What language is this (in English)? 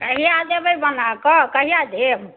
Maithili